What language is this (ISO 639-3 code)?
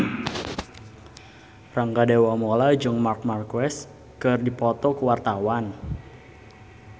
sun